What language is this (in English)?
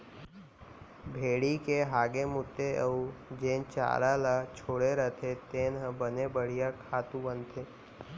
Chhattisgarhi